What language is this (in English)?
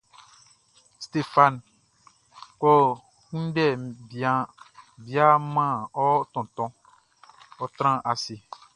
Baoulé